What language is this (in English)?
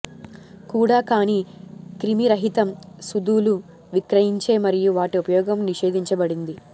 Telugu